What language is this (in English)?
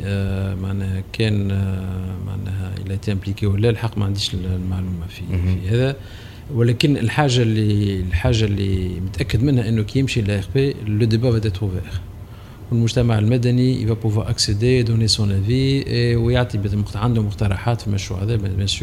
Arabic